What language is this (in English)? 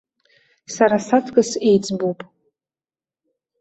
Abkhazian